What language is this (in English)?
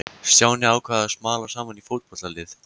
Icelandic